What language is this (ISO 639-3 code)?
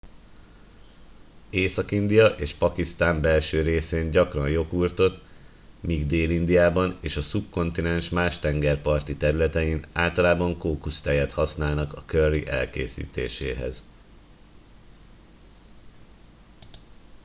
hun